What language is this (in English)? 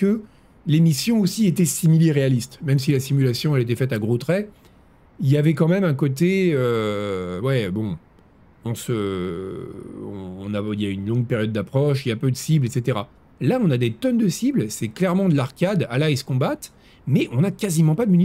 French